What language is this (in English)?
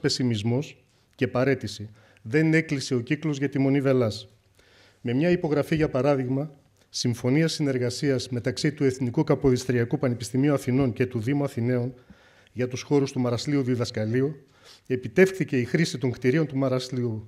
Greek